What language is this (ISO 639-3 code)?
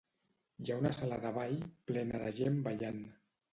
cat